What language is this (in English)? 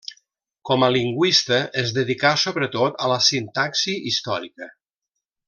Catalan